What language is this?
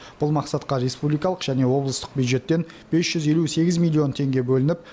Kazakh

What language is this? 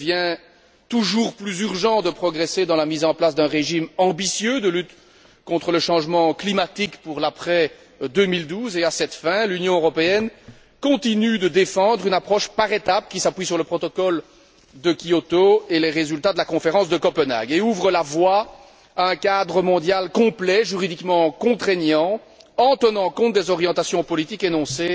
French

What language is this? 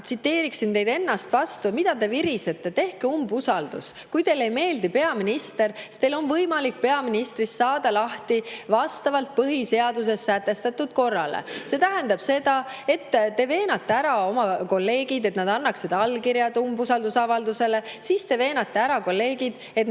Estonian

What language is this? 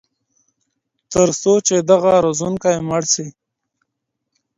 Pashto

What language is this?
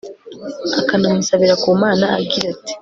Kinyarwanda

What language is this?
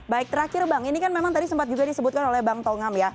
Indonesian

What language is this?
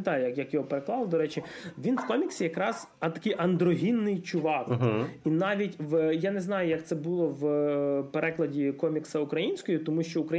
Ukrainian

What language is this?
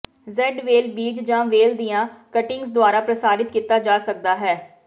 Punjabi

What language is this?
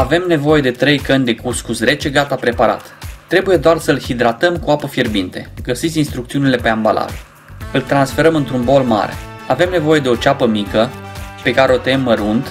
Romanian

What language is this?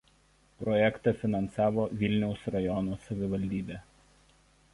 Lithuanian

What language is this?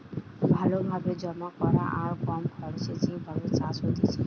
Bangla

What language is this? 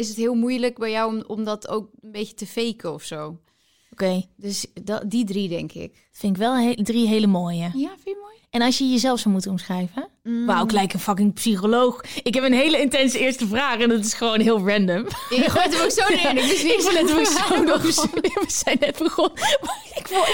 Dutch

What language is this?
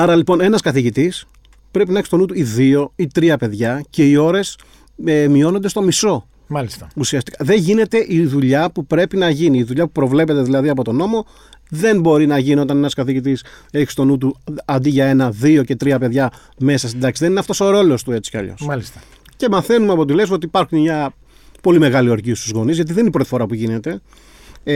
Greek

